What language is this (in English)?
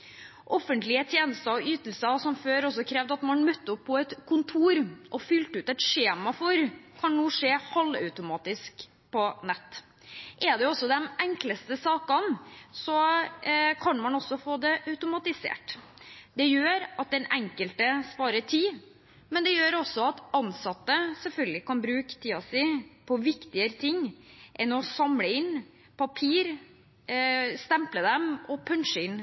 Norwegian Bokmål